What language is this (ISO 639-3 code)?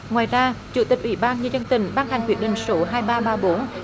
vie